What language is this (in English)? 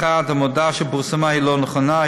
Hebrew